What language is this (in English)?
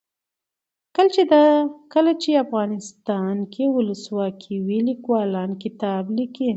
Pashto